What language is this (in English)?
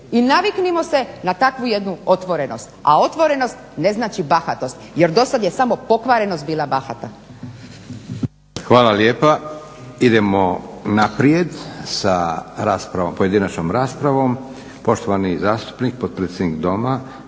Croatian